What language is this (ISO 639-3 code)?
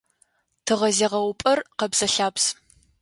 ady